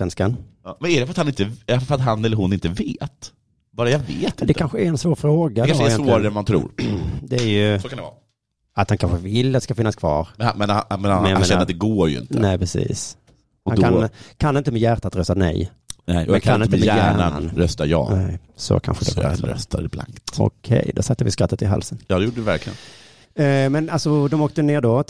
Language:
Swedish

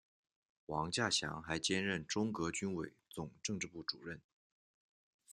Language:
Chinese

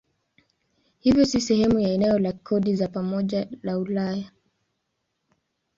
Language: Swahili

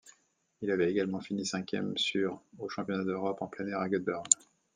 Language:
French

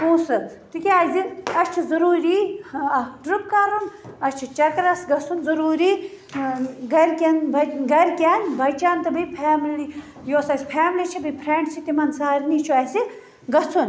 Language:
Kashmiri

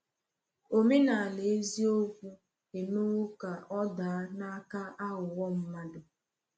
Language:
Igbo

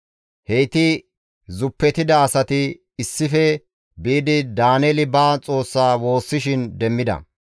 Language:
Gamo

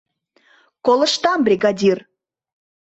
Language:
Mari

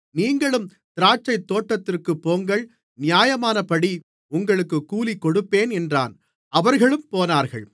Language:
Tamil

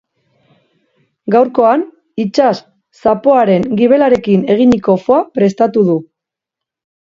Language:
Basque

